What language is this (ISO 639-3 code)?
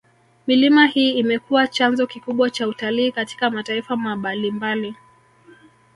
swa